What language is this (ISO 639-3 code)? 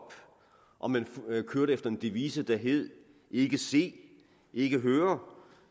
dan